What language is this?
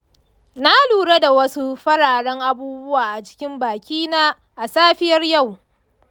Hausa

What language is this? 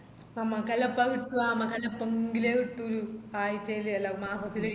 Malayalam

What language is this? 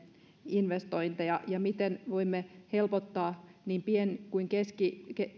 Finnish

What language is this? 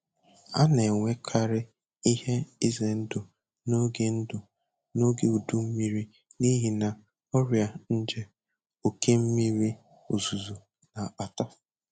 Igbo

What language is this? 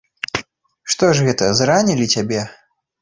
Belarusian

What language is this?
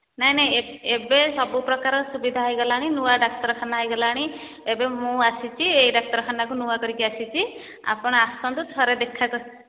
Odia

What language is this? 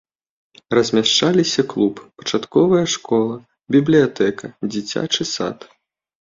Belarusian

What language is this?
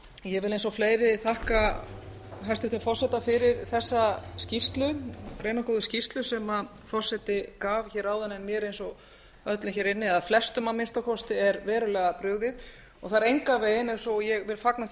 Icelandic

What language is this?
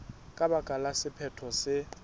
Southern Sotho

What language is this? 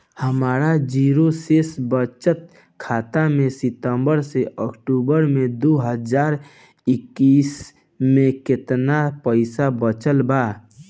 Bhojpuri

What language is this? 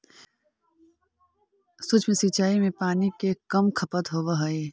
Magahi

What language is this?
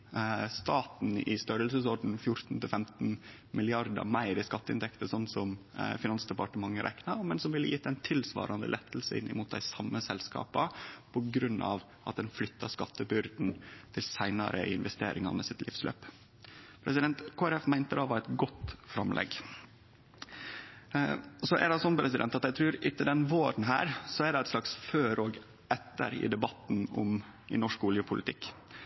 Norwegian Nynorsk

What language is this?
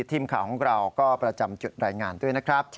Thai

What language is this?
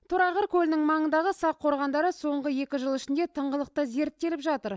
Kazakh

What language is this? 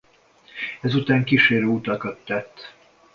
Hungarian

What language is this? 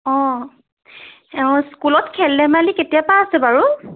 Assamese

